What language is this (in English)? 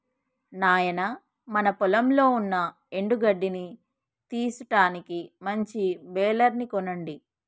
Telugu